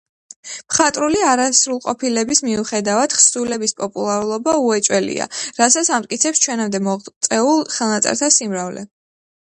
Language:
Georgian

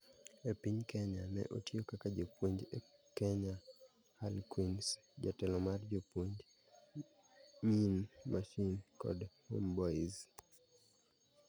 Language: Luo (Kenya and Tanzania)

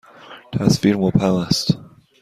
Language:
Persian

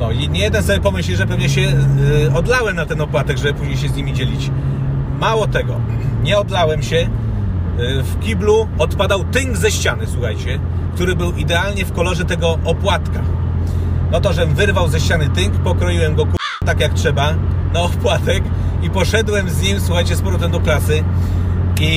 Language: Polish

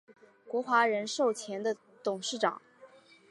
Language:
Chinese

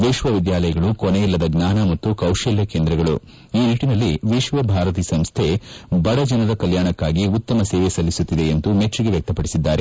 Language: Kannada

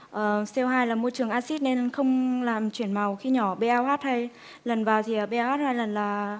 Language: Vietnamese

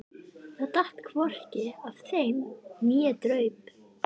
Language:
Icelandic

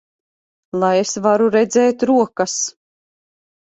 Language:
Latvian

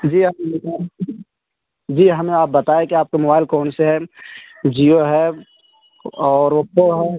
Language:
Urdu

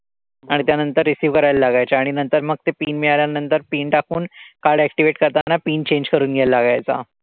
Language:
Marathi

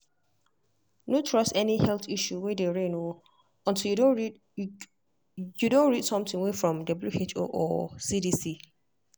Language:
Nigerian Pidgin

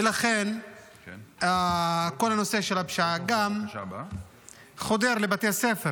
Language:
Hebrew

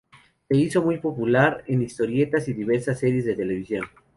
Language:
Spanish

